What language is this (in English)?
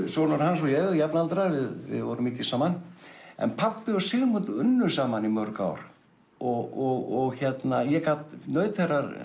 Icelandic